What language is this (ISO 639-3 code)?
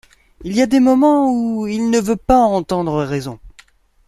fra